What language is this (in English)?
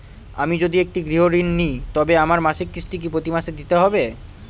Bangla